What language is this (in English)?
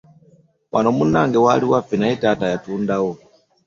Ganda